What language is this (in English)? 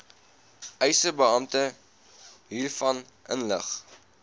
Afrikaans